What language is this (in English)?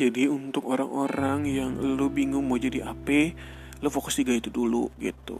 Indonesian